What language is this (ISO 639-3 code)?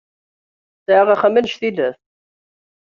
kab